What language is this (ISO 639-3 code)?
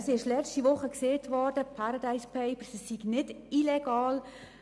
gsw